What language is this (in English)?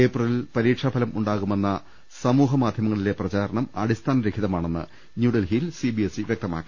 Malayalam